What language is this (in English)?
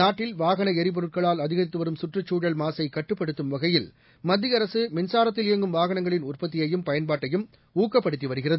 Tamil